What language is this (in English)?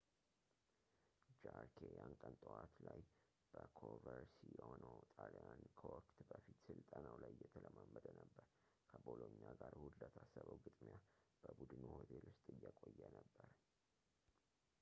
Amharic